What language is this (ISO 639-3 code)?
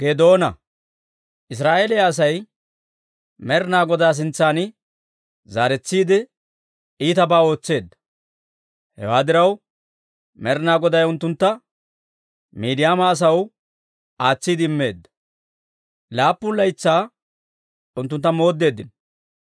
dwr